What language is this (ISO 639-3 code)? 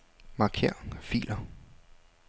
dan